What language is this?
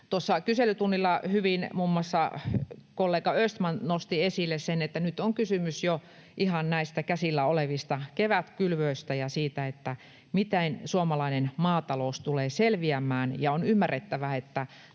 Finnish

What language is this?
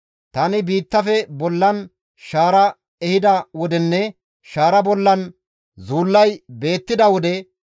Gamo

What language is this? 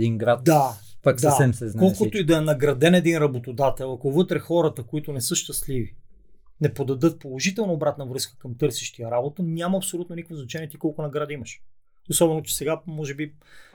Bulgarian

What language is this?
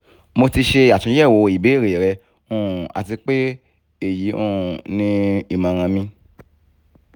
Yoruba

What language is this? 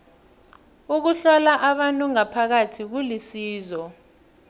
South Ndebele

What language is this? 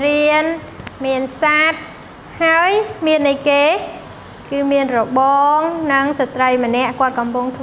Thai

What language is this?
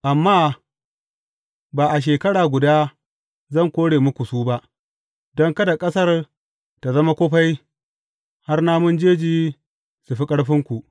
Hausa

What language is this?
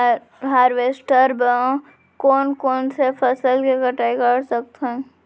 Chhattisgarhi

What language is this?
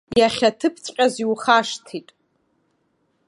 Abkhazian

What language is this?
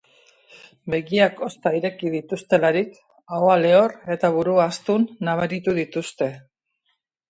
Basque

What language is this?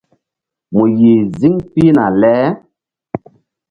Mbum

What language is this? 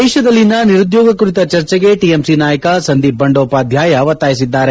Kannada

